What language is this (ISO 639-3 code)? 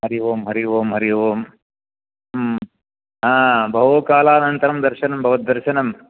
san